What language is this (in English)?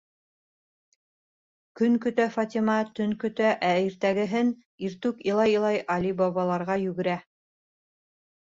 Bashkir